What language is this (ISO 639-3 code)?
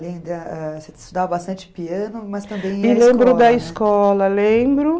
por